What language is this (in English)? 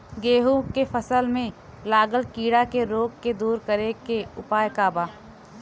Bhojpuri